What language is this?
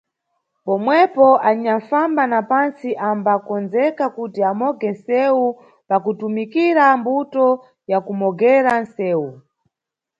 Nyungwe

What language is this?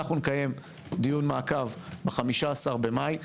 Hebrew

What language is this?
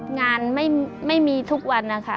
Thai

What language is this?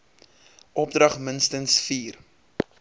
Afrikaans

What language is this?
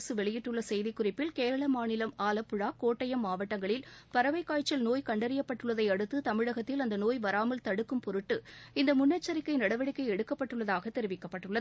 Tamil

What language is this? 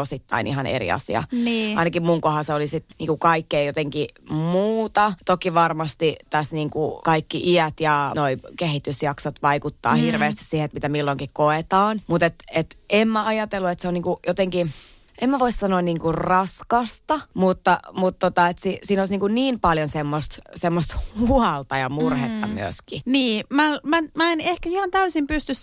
Finnish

